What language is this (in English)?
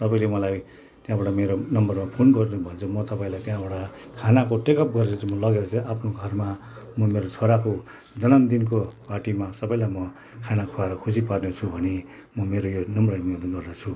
Nepali